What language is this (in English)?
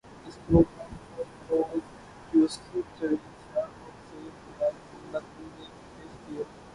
Urdu